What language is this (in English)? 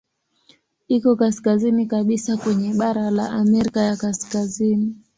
Swahili